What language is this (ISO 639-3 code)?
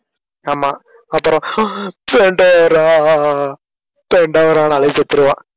tam